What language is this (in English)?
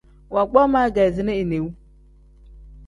Tem